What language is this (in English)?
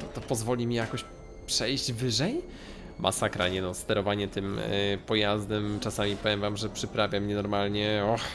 Polish